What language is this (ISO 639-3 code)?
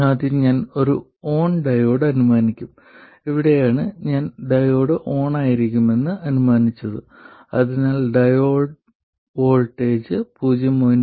mal